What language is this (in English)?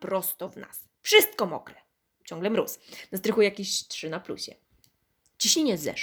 Polish